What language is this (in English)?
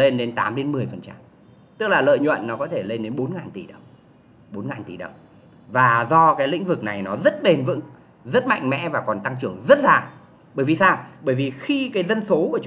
Vietnamese